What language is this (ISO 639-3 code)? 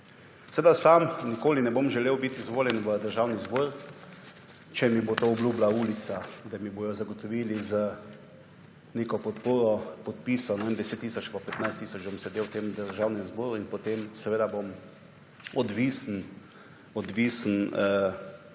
slv